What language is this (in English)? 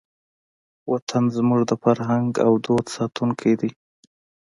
Pashto